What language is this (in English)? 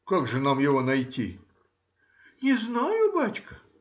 Russian